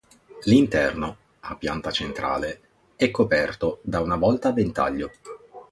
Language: Italian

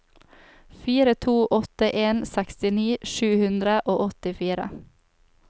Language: Norwegian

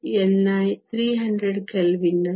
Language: Kannada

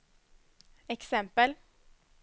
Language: Swedish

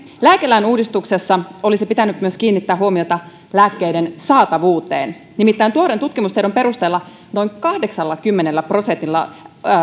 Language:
Finnish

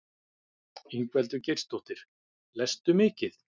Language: Icelandic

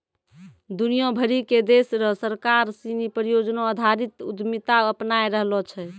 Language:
Maithili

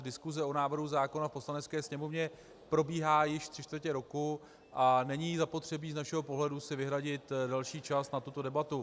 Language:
Czech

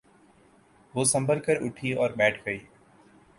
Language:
Urdu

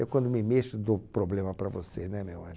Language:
Portuguese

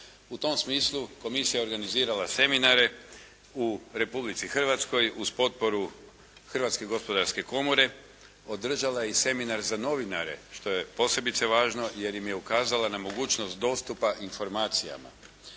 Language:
Croatian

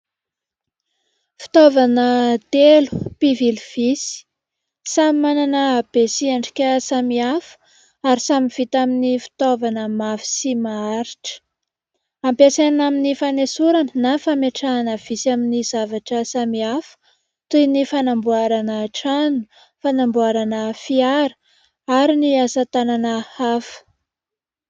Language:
Malagasy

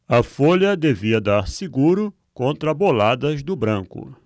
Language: Portuguese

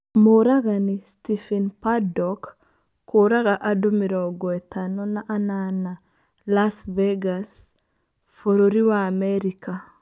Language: Kikuyu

